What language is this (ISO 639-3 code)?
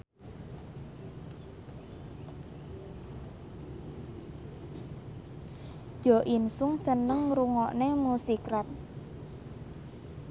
jav